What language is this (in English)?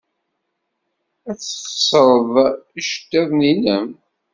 Kabyle